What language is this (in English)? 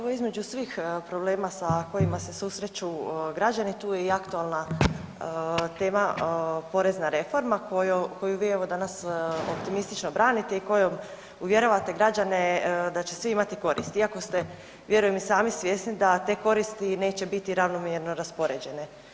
Croatian